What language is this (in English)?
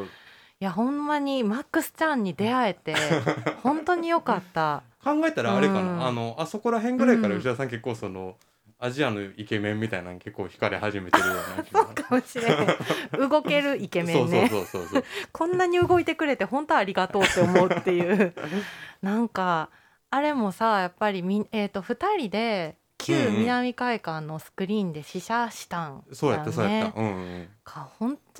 Japanese